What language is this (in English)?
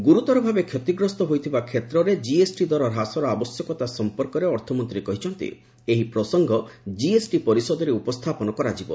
Odia